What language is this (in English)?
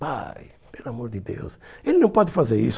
Portuguese